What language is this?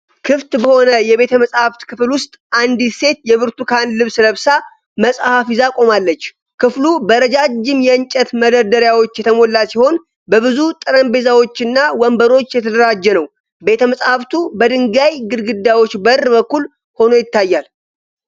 Amharic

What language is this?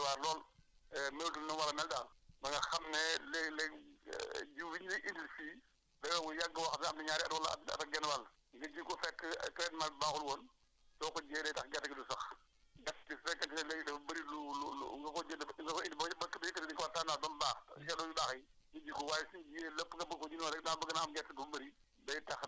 Wolof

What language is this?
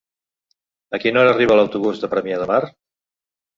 Catalan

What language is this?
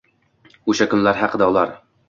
Uzbek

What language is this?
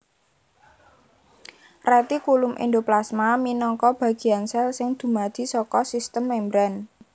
Javanese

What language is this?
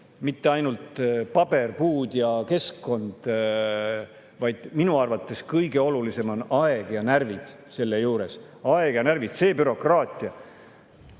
Estonian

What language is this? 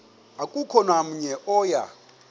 Xhosa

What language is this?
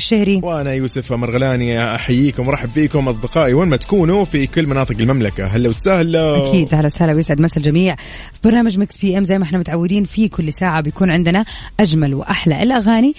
Arabic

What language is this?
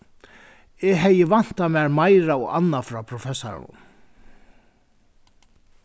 Faroese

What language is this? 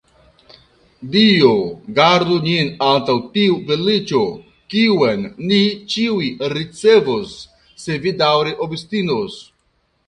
Esperanto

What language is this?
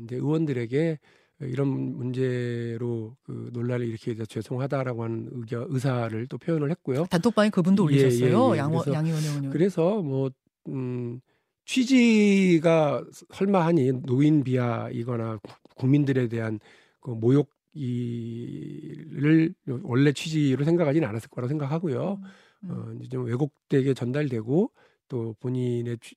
Korean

